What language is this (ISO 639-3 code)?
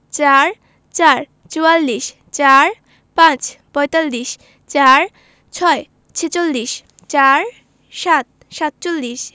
ben